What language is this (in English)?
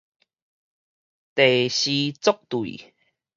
Min Nan Chinese